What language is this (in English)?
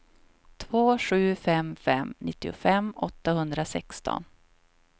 Swedish